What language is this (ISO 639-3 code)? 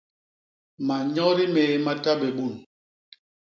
bas